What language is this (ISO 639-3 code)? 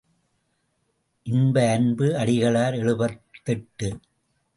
tam